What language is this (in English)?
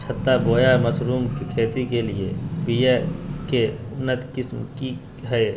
Magahi